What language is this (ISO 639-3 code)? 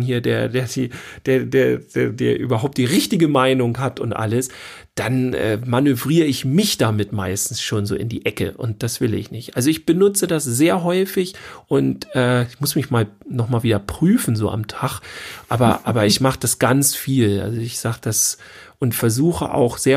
deu